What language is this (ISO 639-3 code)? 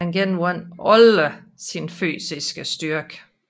dan